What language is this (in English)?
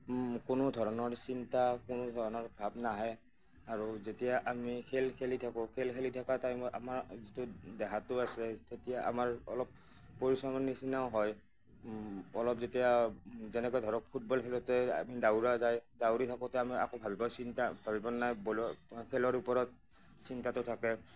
Assamese